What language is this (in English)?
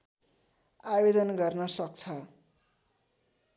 Nepali